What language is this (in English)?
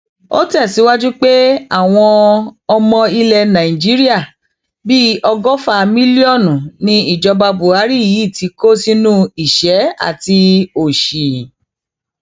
Yoruba